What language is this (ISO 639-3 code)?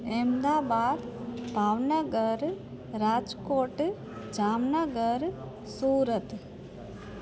snd